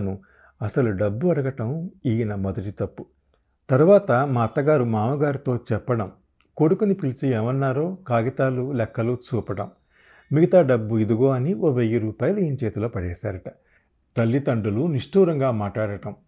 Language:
Telugu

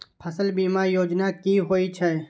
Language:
Maithili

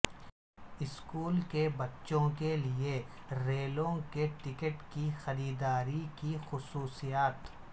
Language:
Urdu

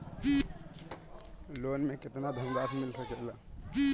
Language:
Bhojpuri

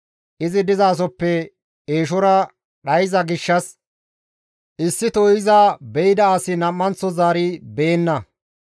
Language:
Gamo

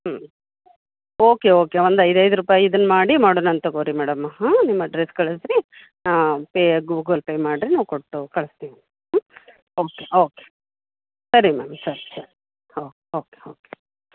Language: Kannada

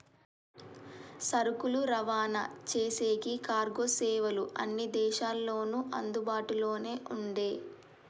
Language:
Telugu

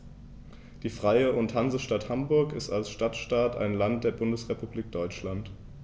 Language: German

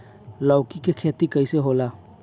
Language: Bhojpuri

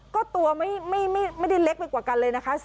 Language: Thai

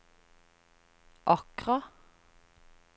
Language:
Norwegian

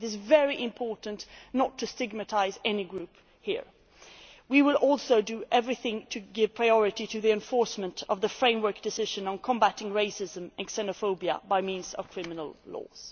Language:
English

